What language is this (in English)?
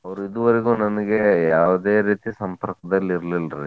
Kannada